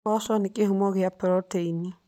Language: Kikuyu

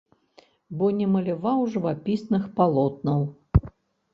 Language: Belarusian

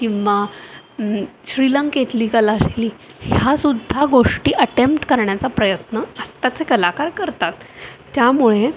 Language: Marathi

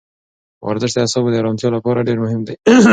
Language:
Pashto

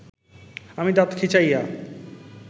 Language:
Bangla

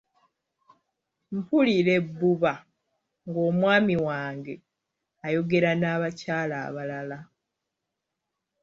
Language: Ganda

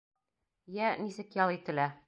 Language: Bashkir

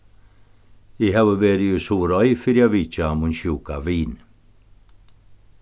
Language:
Faroese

